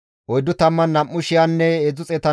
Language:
Gamo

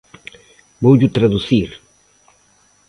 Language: Galician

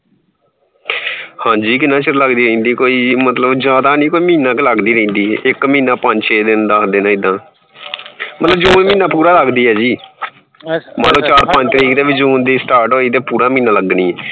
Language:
Punjabi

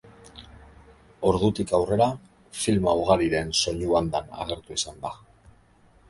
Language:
Basque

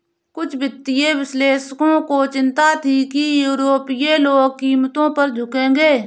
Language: Hindi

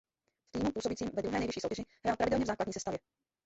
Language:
Czech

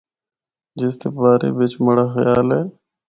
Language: Northern Hindko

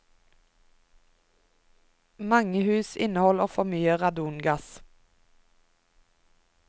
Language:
Norwegian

